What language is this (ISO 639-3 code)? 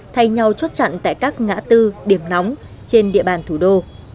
vie